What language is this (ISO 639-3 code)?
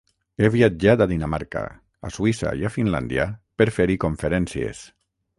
cat